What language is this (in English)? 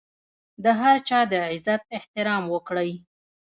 Pashto